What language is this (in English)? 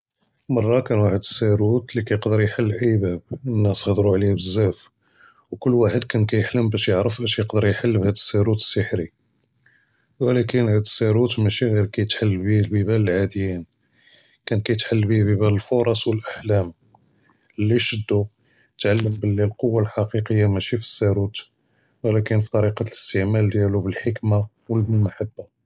Judeo-Arabic